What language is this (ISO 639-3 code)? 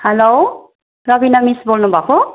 nep